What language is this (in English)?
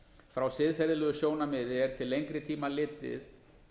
Icelandic